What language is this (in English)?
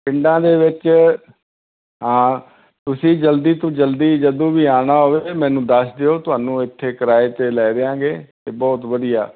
Punjabi